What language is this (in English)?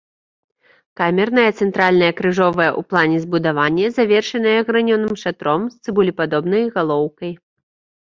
Belarusian